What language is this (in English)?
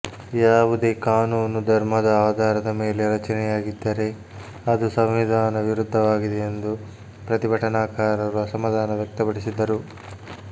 Kannada